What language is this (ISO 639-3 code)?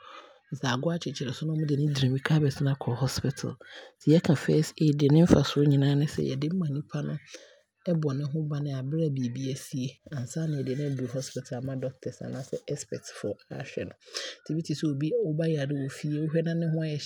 abr